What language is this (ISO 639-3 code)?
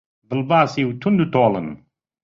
ckb